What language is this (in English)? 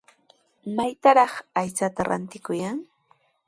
Sihuas Ancash Quechua